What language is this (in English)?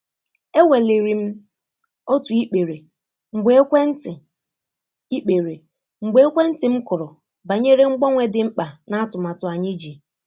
Igbo